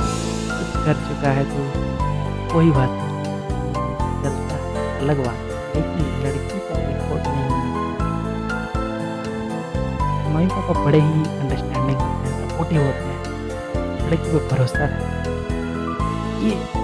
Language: Hindi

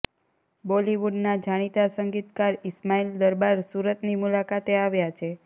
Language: Gujarati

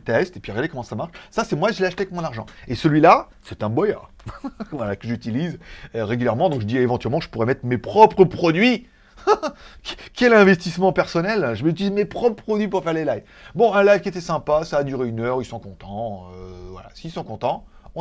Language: French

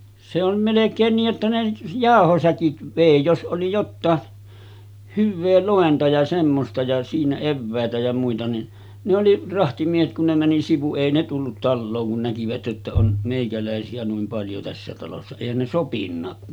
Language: Finnish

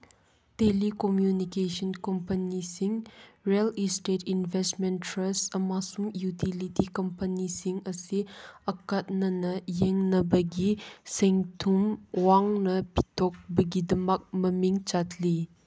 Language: Manipuri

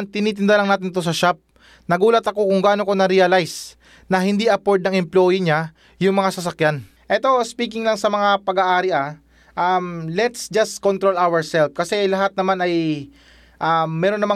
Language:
Filipino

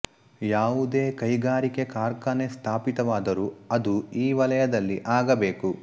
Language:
Kannada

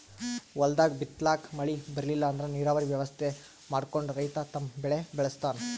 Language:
Kannada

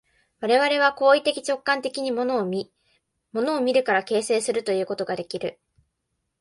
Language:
Japanese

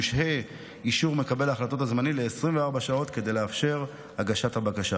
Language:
Hebrew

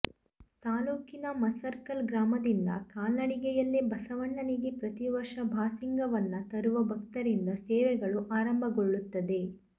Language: Kannada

